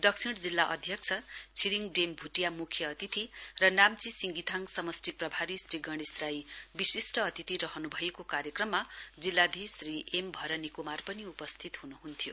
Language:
Nepali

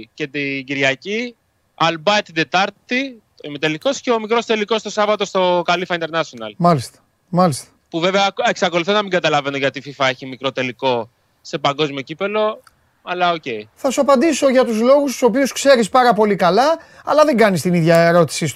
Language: Greek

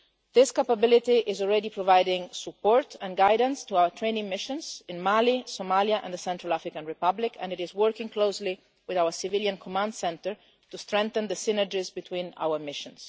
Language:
English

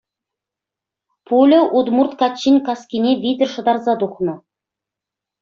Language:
Chuvash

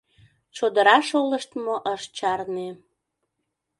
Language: Mari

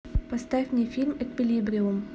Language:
Russian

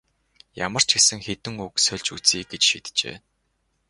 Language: Mongolian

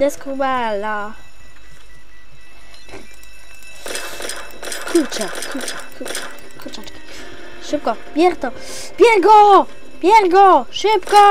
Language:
Polish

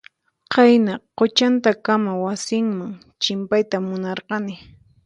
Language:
Puno Quechua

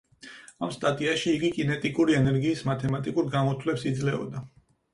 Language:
Georgian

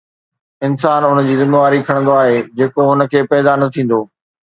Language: Sindhi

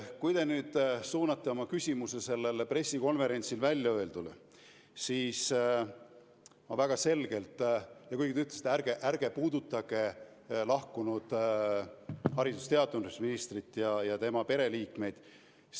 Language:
Estonian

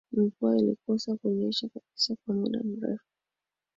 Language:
Swahili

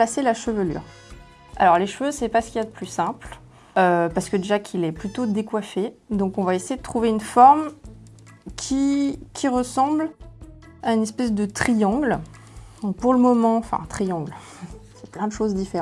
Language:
French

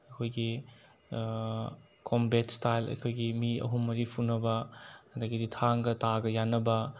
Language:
Manipuri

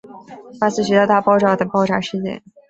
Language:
Chinese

